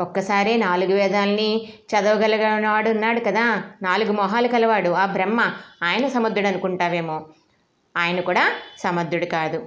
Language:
Telugu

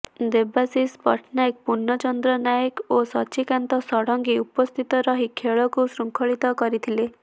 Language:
Odia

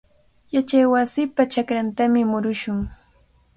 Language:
Cajatambo North Lima Quechua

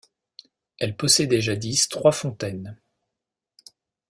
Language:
French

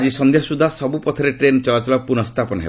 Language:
Odia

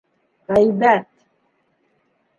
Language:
Bashkir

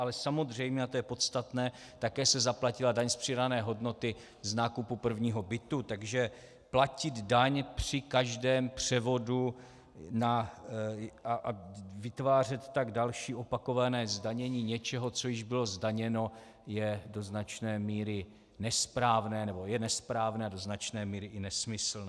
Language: Czech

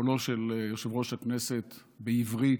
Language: Hebrew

